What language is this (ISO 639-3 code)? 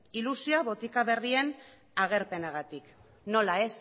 eus